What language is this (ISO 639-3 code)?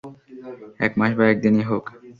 ben